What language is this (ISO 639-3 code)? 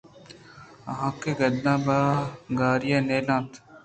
bgp